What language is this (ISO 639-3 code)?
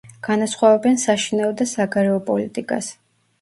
kat